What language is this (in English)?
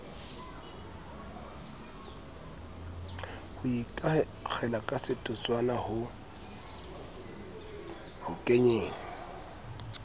Southern Sotho